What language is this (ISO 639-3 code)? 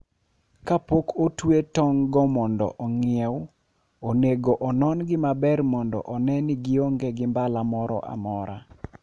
luo